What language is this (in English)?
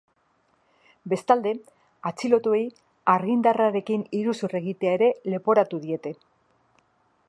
Basque